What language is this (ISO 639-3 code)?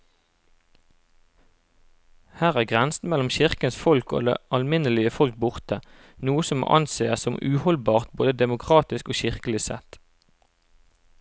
nor